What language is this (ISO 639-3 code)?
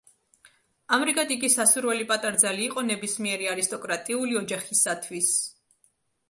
kat